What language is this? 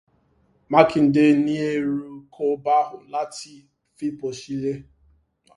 Yoruba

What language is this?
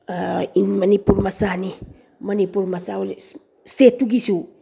Manipuri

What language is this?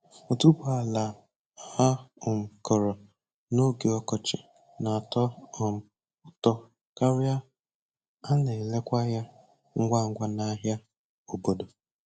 Igbo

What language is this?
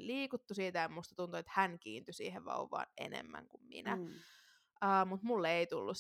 Finnish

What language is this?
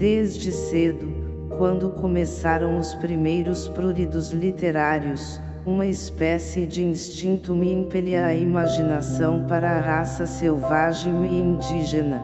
Portuguese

